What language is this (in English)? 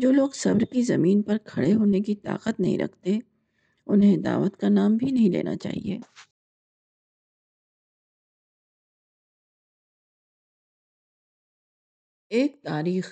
Urdu